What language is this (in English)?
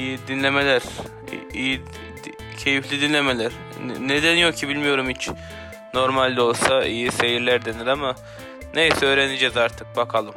Turkish